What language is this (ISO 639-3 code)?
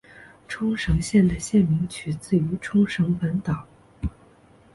zho